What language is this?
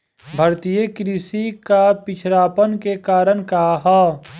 Bhojpuri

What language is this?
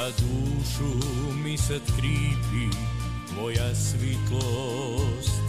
Croatian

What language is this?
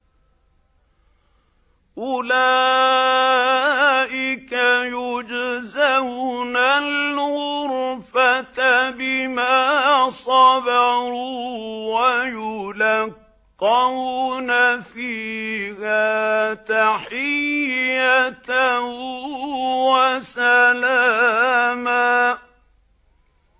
Arabic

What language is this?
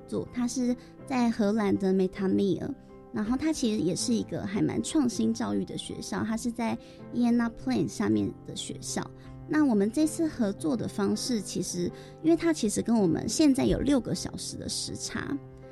Chinese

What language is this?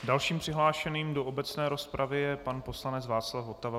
Czech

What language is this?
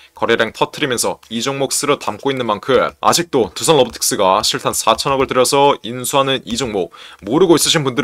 Korean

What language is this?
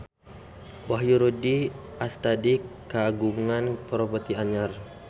Sundanese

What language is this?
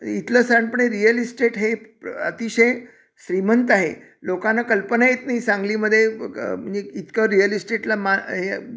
Marathi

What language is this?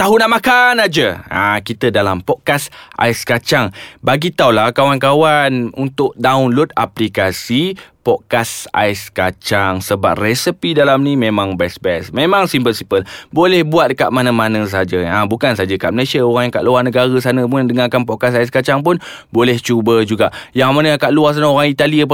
Malay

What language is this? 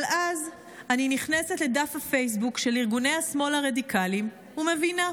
Hebrew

